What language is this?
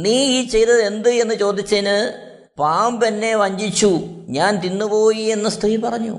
Malayalam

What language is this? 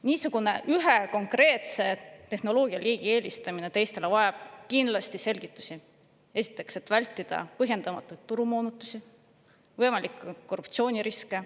Estonian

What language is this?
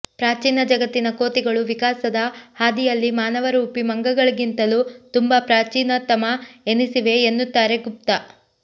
Kannada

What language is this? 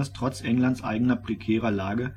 German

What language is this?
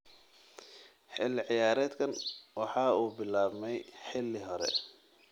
Somali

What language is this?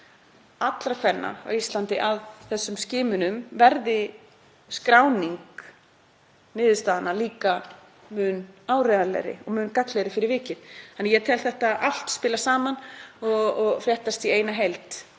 Icelandic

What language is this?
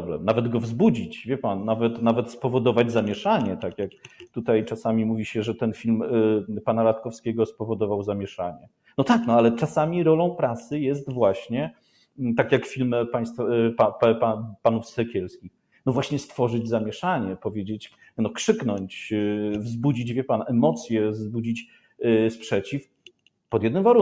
Polish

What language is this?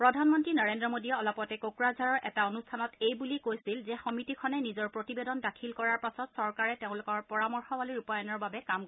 Assamese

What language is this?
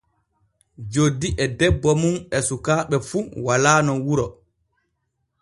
Borgu Fulfulde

